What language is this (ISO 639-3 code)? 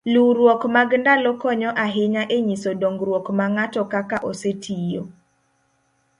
luo